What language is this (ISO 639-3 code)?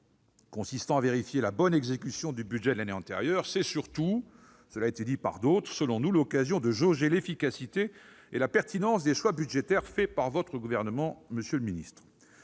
fra